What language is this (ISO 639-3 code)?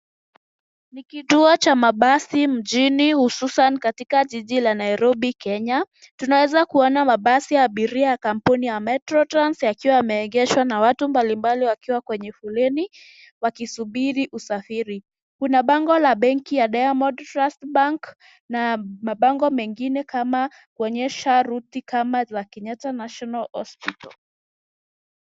swa